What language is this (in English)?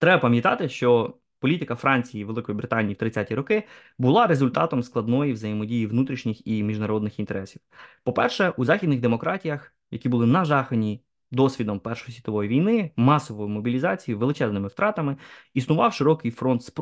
Ukrainian